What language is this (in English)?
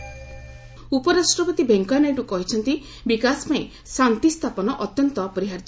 Odia